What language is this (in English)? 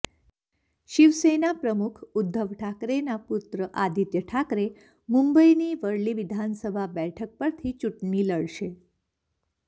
Gujarati